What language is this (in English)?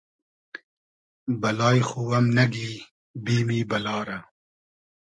Hazaragi